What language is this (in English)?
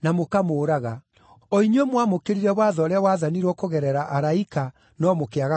Kikuyu